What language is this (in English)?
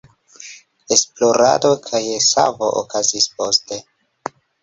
Esperanto